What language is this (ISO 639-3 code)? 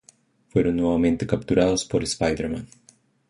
spa